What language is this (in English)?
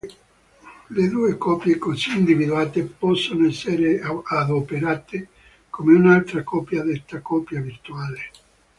Italian